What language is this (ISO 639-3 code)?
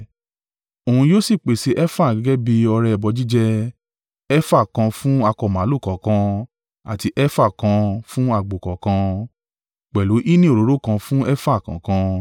yor